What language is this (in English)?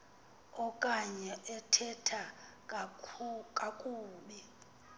Xhosa